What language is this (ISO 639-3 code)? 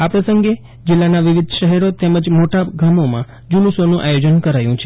guj